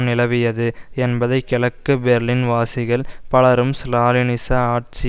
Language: Tamil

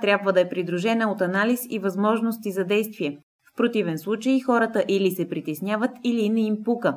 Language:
Bulgarian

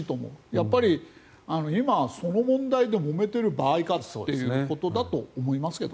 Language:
Japanese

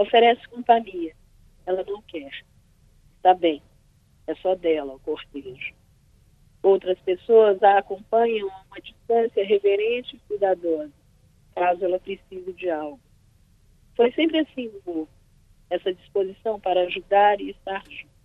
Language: Portuguese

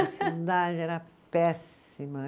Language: Portuguese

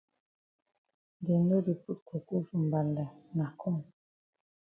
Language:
Cameroon Pidgin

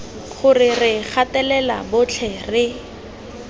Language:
Tswana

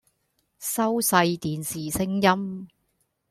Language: Cantonese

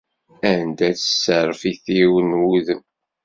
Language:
Kabyle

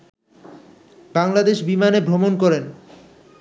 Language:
Bangla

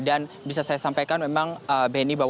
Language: Indonesian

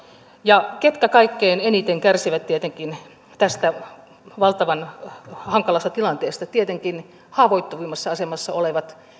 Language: Finnish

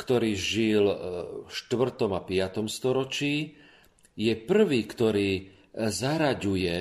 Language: Slovak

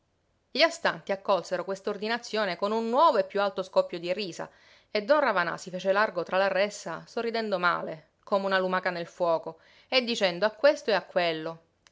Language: Italian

